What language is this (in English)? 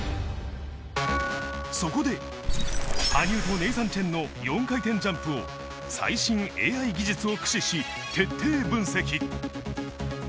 Japanese